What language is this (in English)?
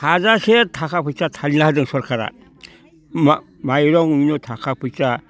Bodo